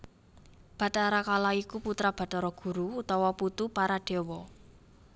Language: Javanese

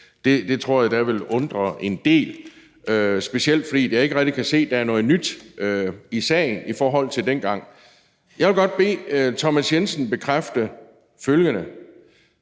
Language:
Danish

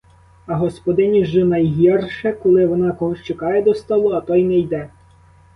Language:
Ukrainian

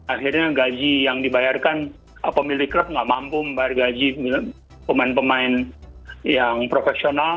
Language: Indonesian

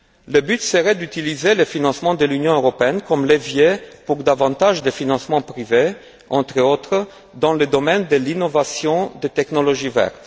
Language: French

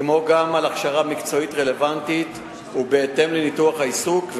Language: Hebrew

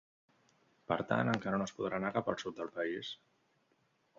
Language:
Catalan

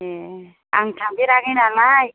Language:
Bodo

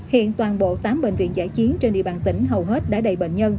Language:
Vietnamese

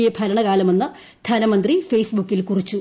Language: Malayalam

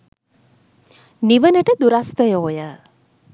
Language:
Sinhala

